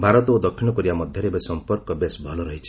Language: Odia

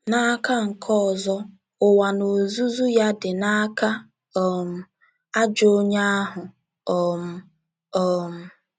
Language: Igbo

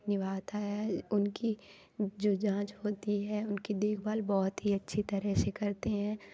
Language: Hindi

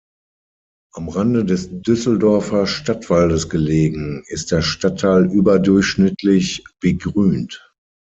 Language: German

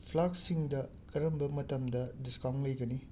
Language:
Manipuri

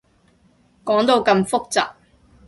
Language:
Cantonese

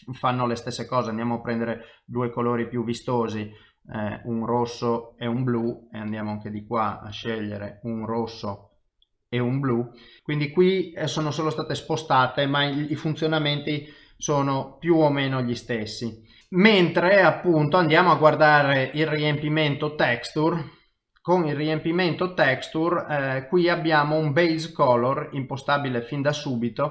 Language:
Italian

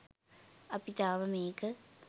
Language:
Sinhala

